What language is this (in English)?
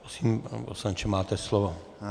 Czech